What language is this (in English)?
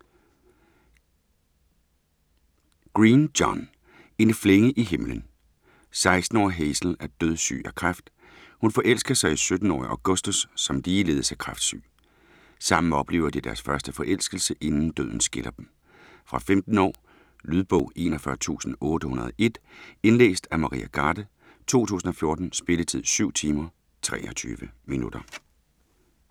Danish